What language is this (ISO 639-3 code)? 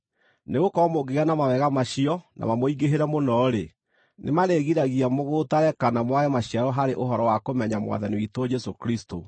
kik